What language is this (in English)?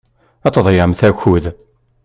Kabyle